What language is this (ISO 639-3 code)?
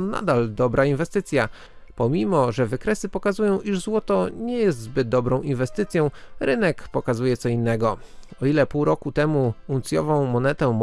pol